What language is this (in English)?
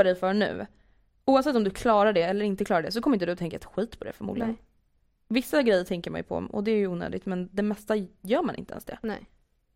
Swedish